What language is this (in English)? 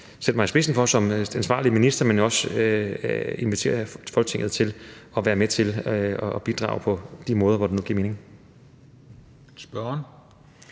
Danish